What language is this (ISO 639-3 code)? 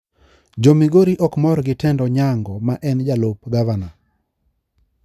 luo